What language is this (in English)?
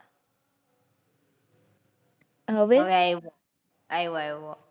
Gujarati